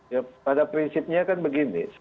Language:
Indonesian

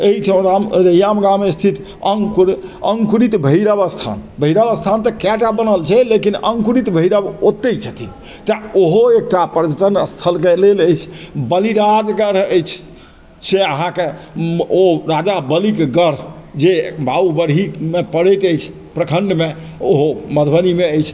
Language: Maithili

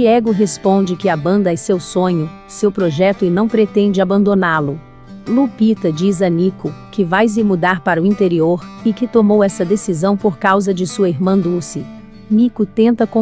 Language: Portuguese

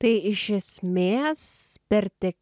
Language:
Lithuanian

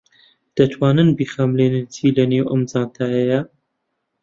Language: Central Kurdish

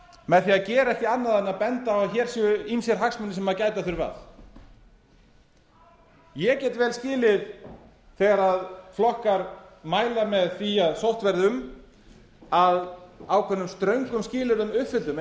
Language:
Icelandic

